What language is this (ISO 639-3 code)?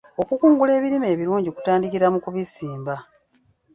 lug